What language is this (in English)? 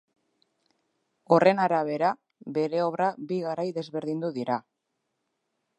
Basque